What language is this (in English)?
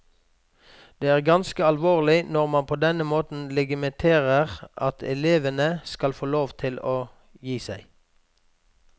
Norwegian